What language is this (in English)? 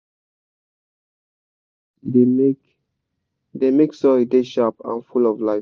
Nigerian Pidgin